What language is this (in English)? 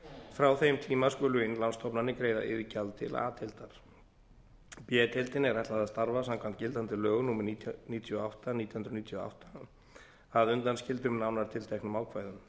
Icelandic